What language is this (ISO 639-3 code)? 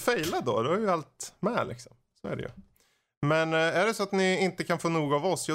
swe